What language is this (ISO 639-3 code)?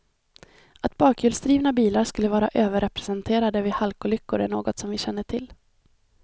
swe